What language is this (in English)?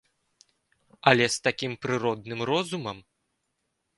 Belarusian